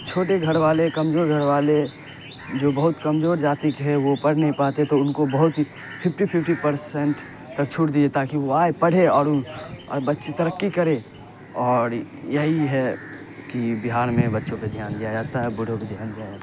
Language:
Urdu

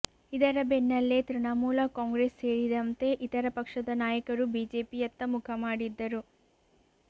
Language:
Kannada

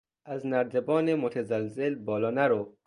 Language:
Persian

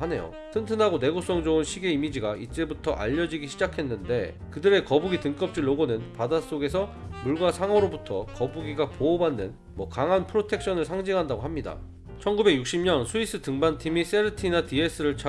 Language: Korean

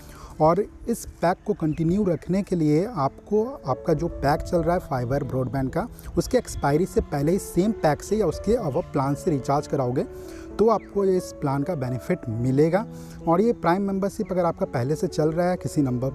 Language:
Hindi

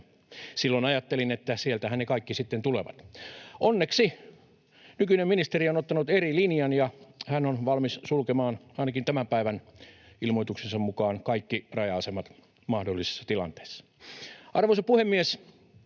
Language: Finnish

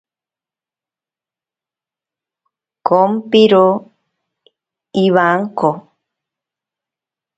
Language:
Ashéninka Perené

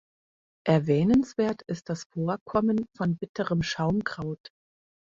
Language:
German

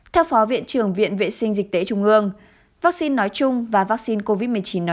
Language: Vietnamese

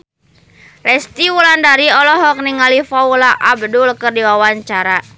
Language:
Sundanese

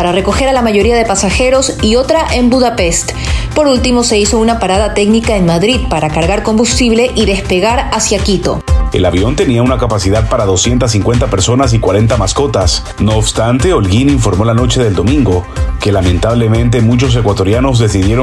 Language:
Spanish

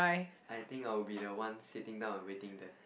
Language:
English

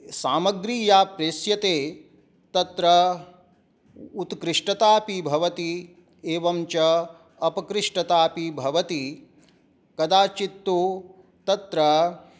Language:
Sanskrit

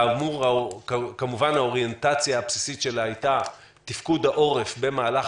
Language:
Hebrew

